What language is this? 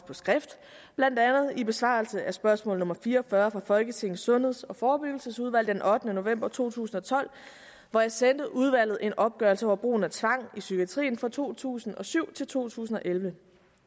Danish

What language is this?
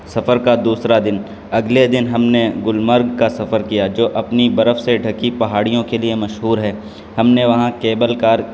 Urdu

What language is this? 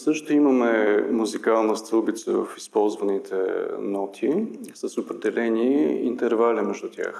Bulgarian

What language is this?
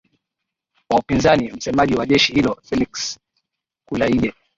Swahili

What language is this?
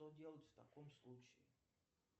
Russian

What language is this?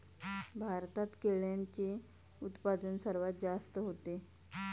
Marathi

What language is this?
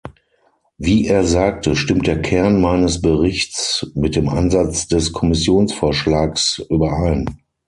German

